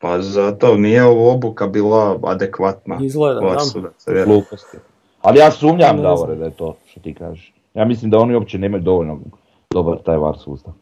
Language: Croatian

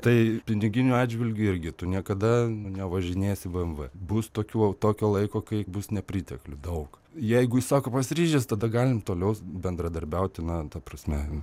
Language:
Lithuanian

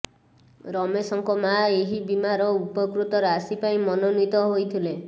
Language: Odia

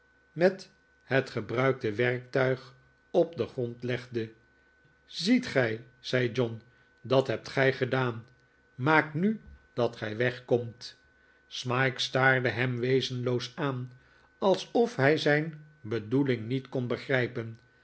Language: Dutch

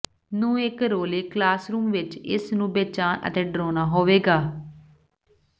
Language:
Punjabi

